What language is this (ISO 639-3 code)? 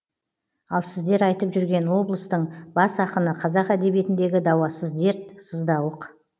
kaz